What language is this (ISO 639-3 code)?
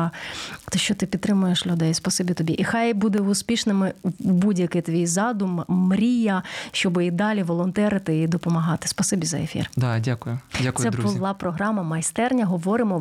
ukr